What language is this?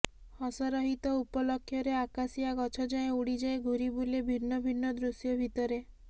Odia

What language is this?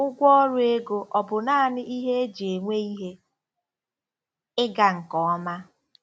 Igbo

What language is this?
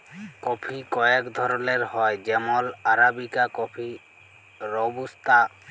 Bangla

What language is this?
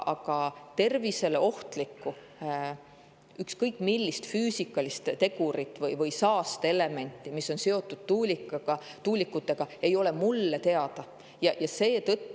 Estonian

